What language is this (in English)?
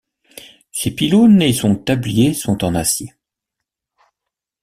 French